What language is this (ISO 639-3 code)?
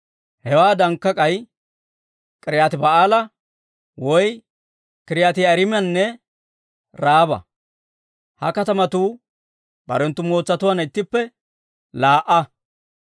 dwr